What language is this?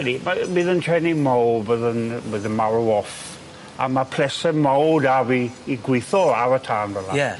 Welsh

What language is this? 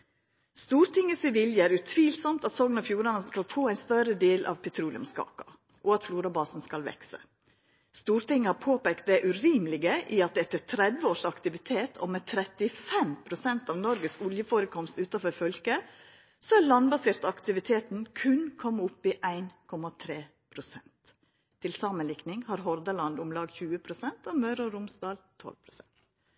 Norwegian Nynorsk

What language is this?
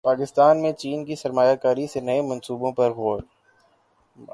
Urdu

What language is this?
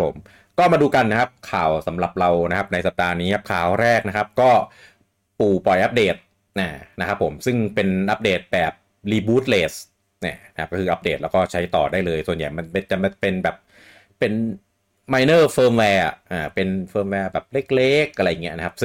Thai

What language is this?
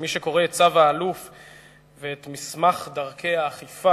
Hebrew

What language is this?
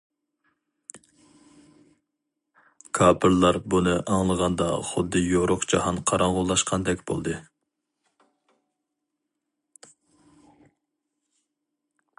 Uyghur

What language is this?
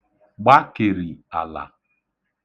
Igbo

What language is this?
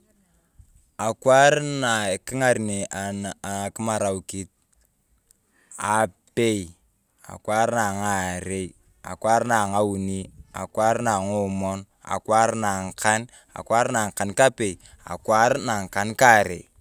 Turkana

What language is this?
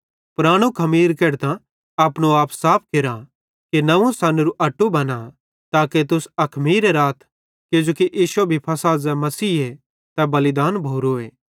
Bhadrawahi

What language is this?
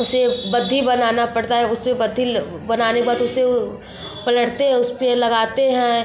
Hindi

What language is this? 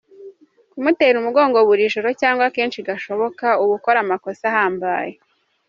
Kinyarwanda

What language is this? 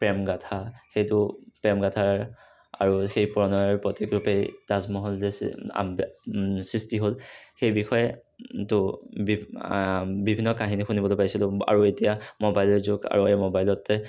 Assamese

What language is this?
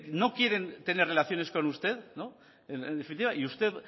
Spanish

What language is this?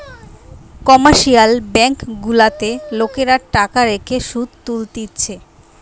Bangla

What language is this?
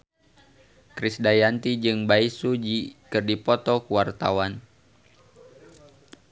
Sundanese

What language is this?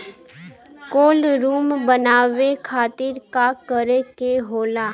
Bhojpuri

